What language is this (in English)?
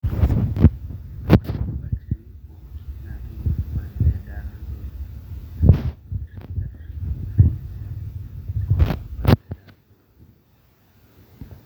Masai